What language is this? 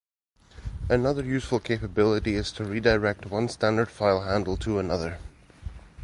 English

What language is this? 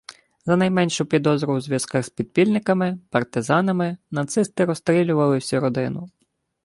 Ukrainian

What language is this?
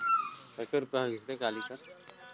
Chhattisgarhi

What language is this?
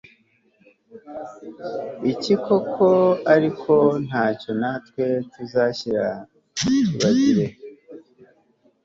Kinyarwanda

